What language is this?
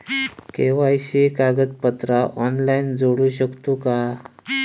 Marathi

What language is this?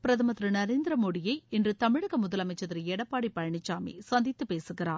Tamil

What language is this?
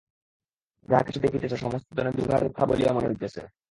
Bangla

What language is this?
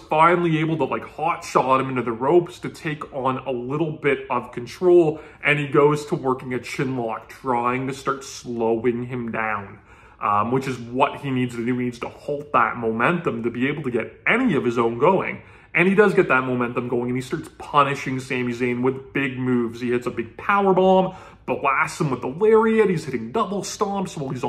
English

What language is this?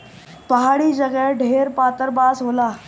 Bhojpuri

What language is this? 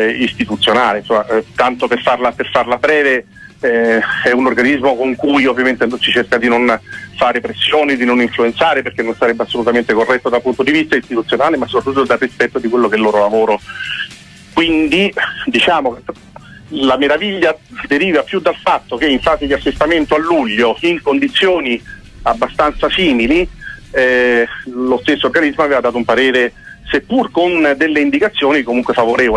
Italian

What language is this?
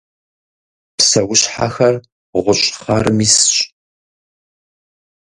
Kabardian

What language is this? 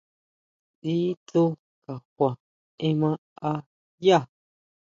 Huautla Mazatec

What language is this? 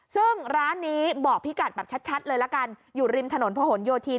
Thai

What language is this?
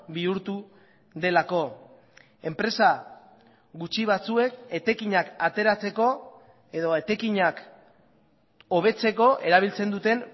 Basque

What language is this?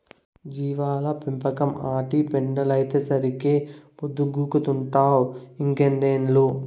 Telugu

